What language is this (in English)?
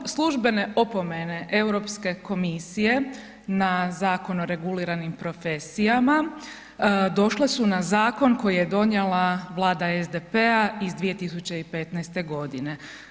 Croatian